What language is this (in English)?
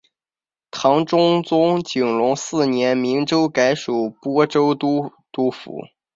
Chinese